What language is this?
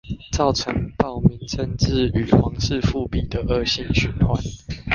Chinese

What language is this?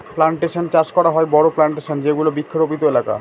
Bangla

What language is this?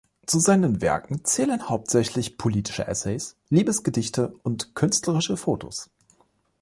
German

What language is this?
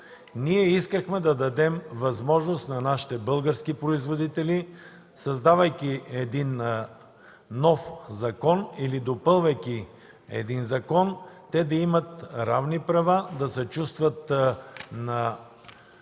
Bulgarian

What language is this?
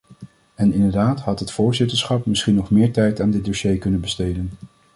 Dutch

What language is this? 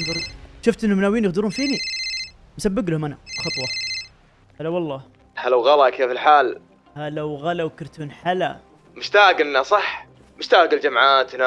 Arabic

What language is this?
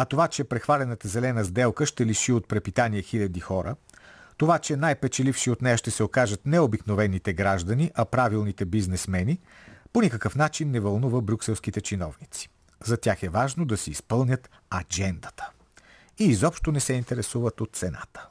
Bulgarian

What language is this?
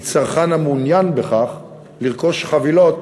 Hebrew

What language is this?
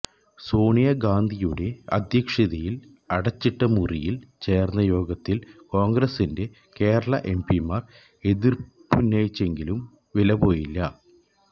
Malayalam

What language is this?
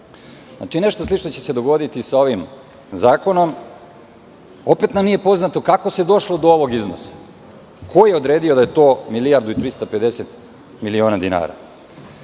Serbian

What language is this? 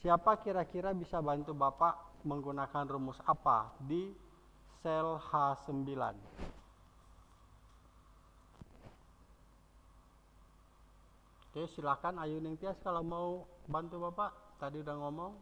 Indonesian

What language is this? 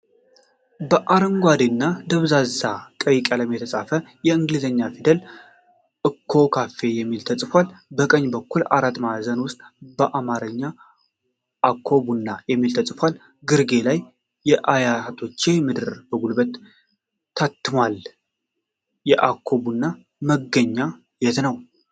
Amharic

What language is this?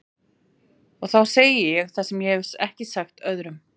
Icelandic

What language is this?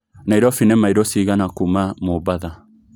Kikuyu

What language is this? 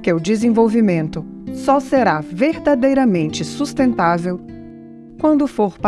Portuguese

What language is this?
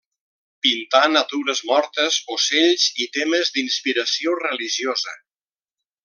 Catalan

